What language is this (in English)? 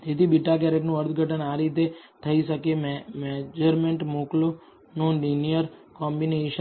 Gujarati